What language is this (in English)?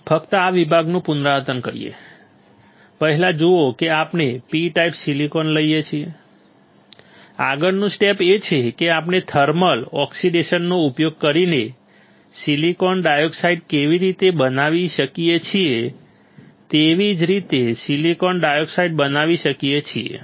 Gujarati